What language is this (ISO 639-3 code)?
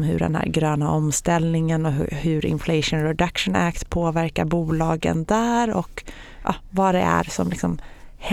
swe